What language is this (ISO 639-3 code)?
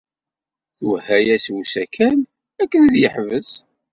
kab